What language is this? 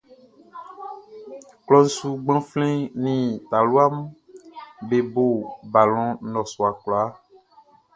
Baoulé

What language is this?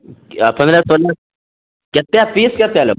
Maithili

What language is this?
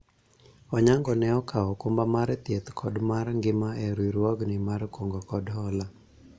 Luo (Kenya and Tanzania)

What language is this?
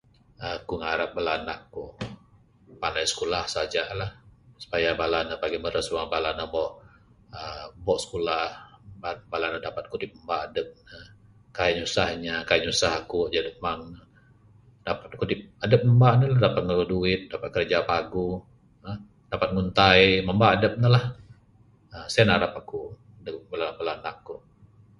Bukar-Sadung Bidayuh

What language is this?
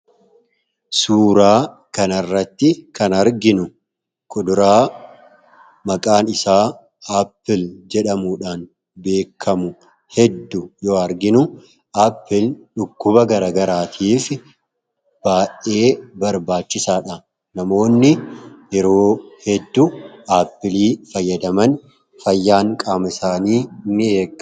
Oromo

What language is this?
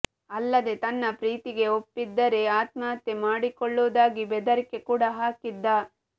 Kannada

